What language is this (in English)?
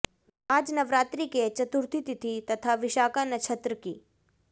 Hindi